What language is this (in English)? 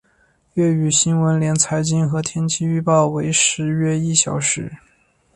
Chinese